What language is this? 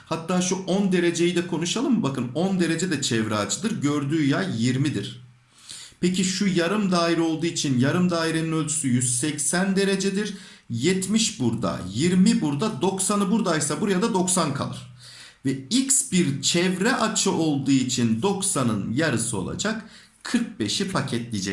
Turkish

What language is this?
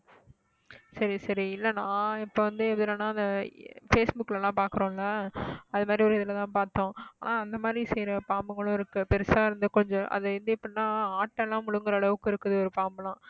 Tamil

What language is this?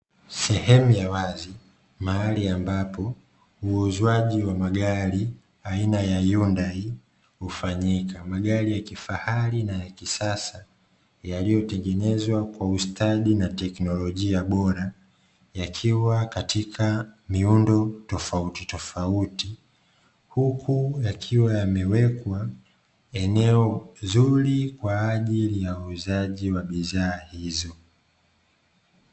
Swahili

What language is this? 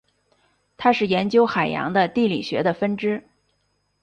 Chinese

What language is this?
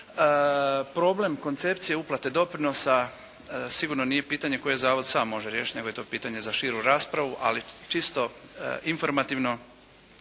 Croatian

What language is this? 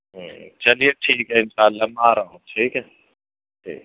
Urdu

